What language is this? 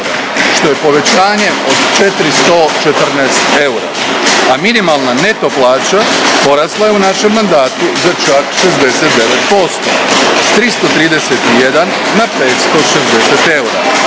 Croatian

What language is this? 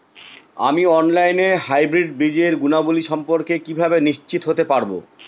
Bangla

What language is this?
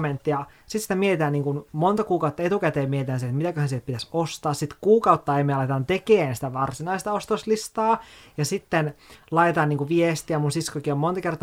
Finnish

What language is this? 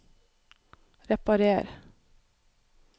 Norwegian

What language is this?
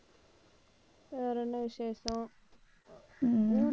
Tamil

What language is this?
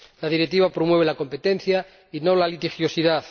Spanish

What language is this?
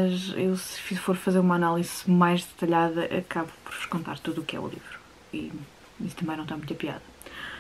Portuguese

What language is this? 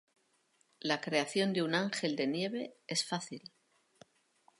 Spanish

